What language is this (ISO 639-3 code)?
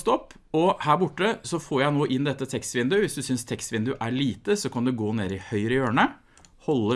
nor